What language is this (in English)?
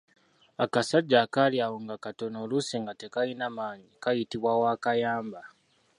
Ganda